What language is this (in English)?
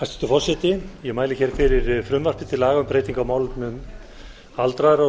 Icelandic